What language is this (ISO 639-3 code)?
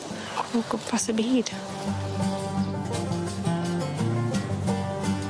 cym